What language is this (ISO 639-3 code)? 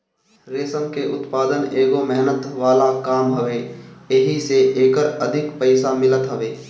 bho